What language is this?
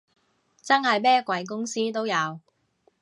Cantonese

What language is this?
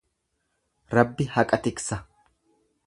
Oromo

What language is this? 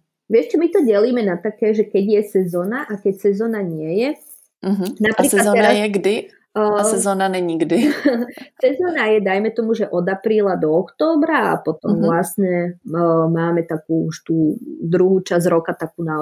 Czech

